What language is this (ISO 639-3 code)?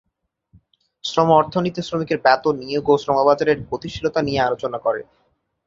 ben